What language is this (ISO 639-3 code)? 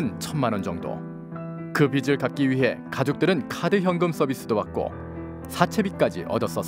kor